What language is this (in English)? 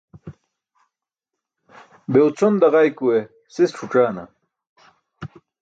Burushaski